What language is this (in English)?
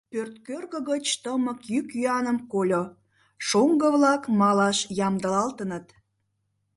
Mari